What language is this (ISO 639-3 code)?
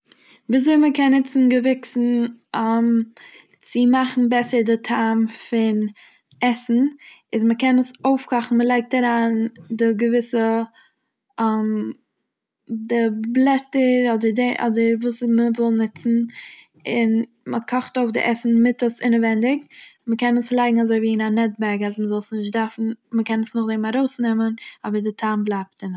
yid